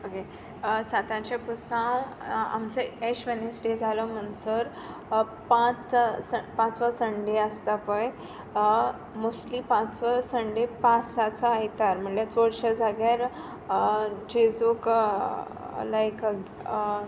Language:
Konkani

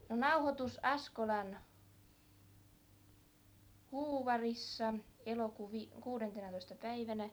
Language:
Finnish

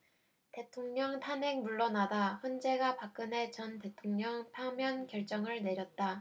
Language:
Korean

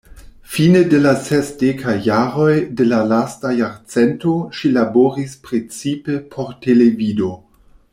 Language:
Esperanto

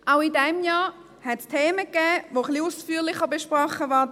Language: Swiss German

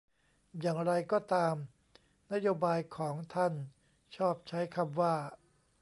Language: Thai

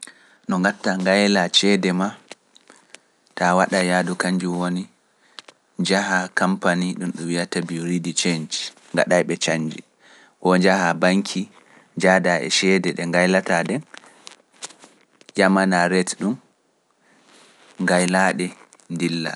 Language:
Pular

